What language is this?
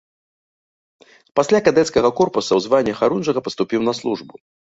Belarusian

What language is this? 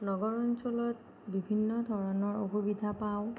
Assamese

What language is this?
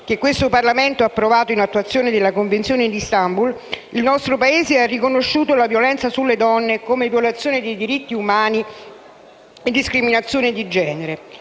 Italian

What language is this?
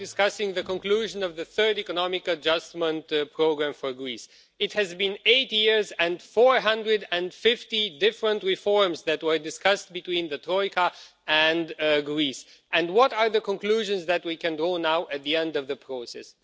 English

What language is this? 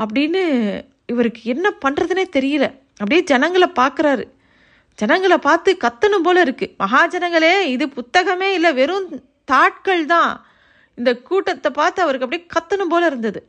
Tamil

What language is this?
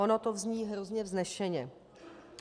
Czech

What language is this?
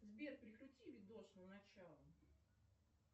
Russian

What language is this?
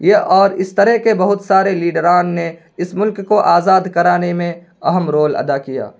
Urdu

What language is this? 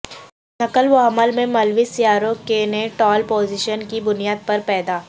Urdu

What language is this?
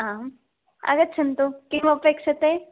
Sanskrit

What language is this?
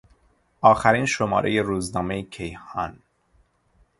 Persian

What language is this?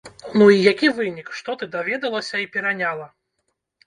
Belarusian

